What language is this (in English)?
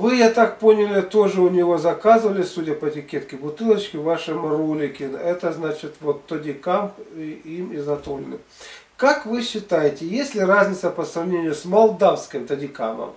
Russian